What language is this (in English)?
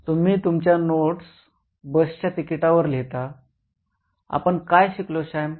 Marathi